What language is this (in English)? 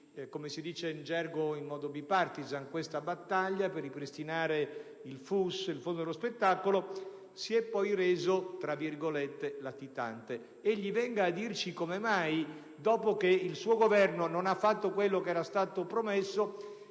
Italian